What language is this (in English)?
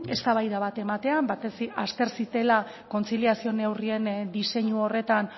Basque